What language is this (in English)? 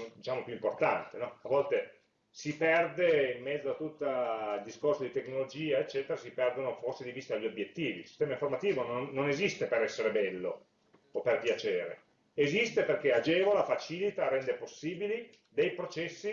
Italian